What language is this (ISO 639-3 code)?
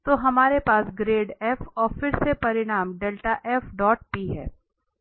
hin